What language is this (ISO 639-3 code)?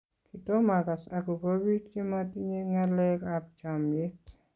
kln